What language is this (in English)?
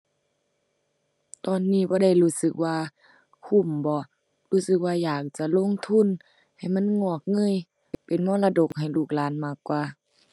Thai